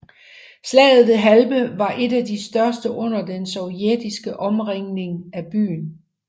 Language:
Danish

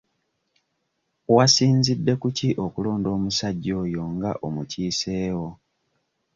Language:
Ganda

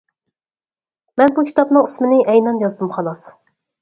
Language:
Uyghur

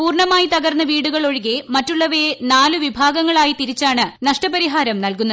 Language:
Malayalam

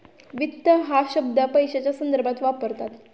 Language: Marathi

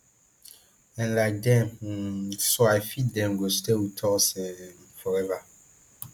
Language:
Nigerian Pidgin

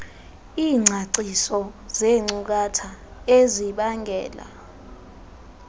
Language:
Xhosa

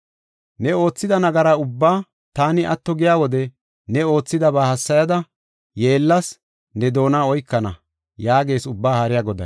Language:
Gofa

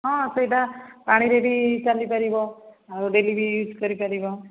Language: Odia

